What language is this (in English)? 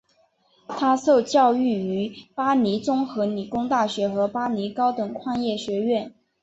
Chinese